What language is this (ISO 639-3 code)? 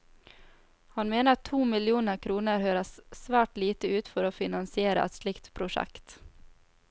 nor